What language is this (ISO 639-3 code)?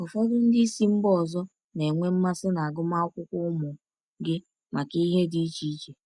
ibo